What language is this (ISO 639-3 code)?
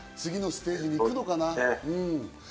jpn